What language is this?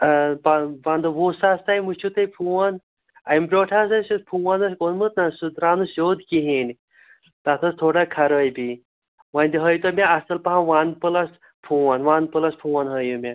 Kashmiri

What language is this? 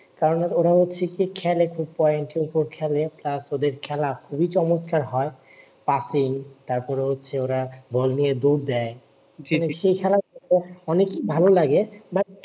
Bangla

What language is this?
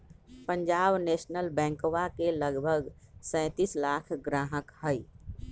Magahi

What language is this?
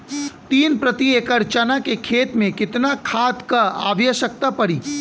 Bhojpuri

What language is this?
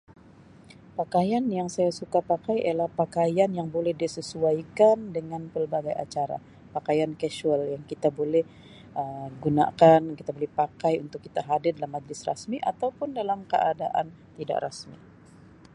Sabah Malay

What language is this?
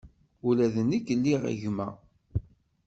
Kabyle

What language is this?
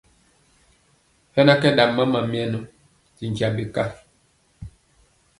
Mpiemo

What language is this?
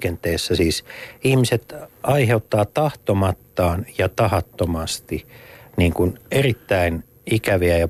Finnish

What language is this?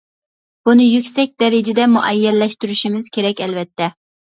Uyghur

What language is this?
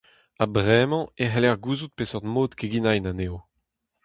Breton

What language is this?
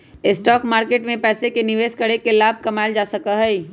Magahi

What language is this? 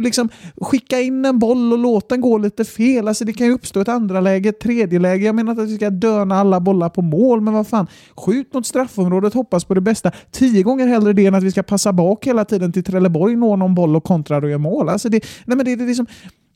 Swedish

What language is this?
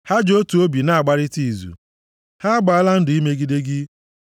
Igbo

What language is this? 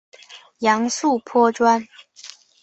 Chinese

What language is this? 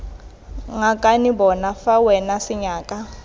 Tswana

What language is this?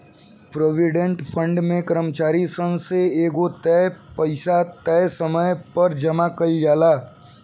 Bhojpuri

